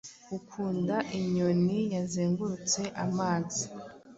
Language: Kinyarwanda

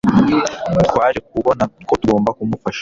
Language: Kinyarwanda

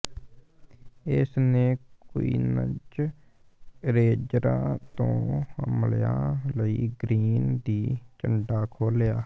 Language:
Punjabi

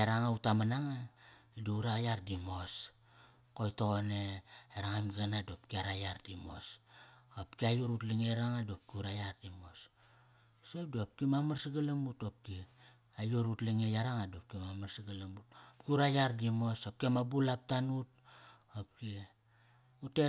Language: Kairak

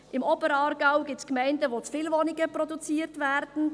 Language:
Swiss German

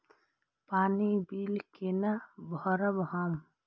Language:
Maithili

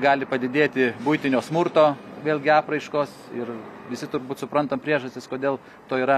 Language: Lithuanian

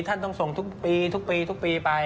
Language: Thai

